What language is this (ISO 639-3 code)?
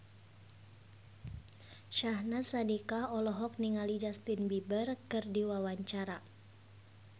sun